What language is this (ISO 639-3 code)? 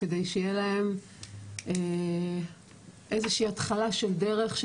heb